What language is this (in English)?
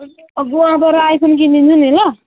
Nepali